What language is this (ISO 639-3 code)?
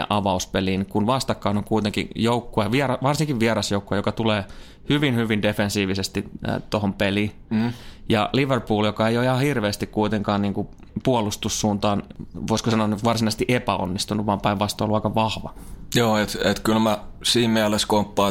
fin